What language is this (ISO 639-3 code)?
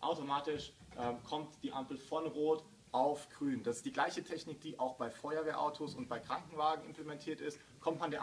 deu